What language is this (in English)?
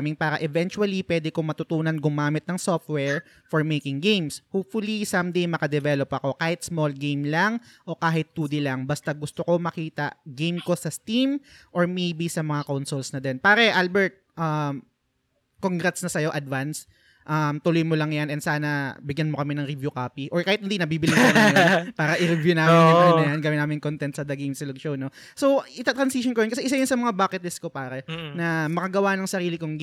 Filipino